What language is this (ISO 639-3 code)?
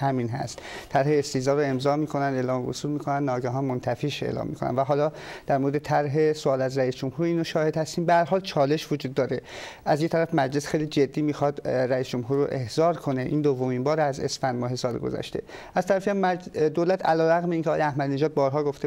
fas